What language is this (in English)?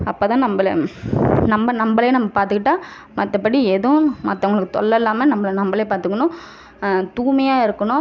Tamil